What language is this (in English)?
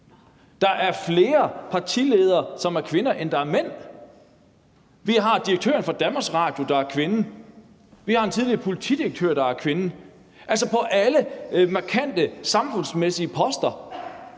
Danish